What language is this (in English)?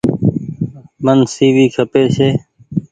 Goaria